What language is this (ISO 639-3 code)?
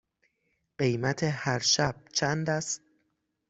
fas